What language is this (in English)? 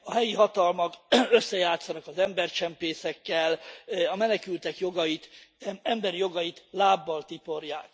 Hungarian